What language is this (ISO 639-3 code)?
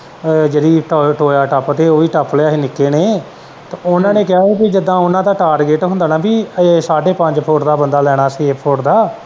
pan